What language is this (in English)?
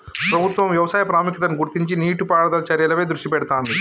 Telugu